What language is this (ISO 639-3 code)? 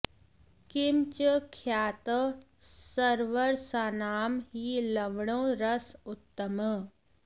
san